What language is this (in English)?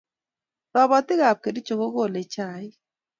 Kalenjin